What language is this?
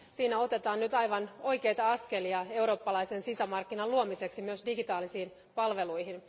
Finnish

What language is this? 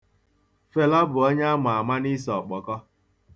Igbo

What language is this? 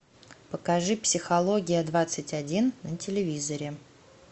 Russian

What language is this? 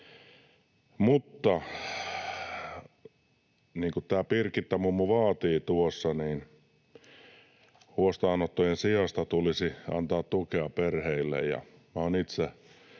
Finnish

